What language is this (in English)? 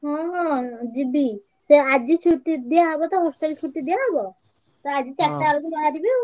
Odia